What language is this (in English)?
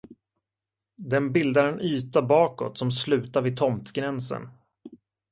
Swedish